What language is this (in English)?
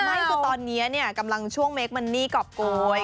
Thai